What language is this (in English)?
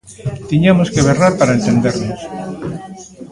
Galician